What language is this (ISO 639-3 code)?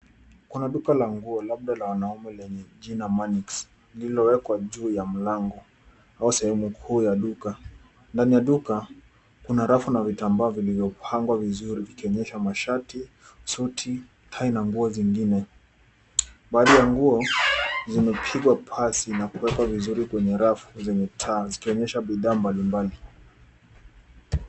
swa